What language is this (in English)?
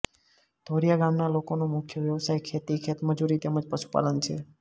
Gujarati